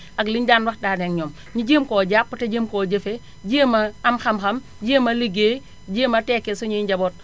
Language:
Wolof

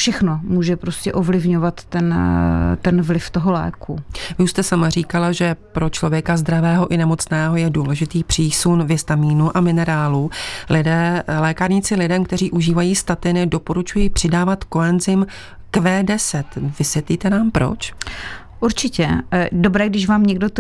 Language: Czech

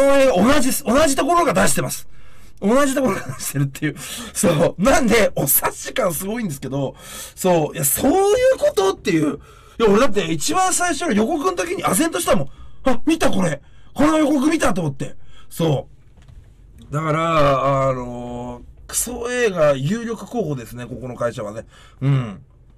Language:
Japanese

